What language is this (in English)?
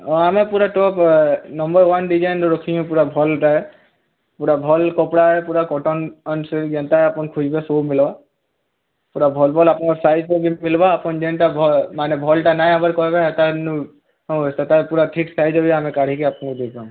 Odia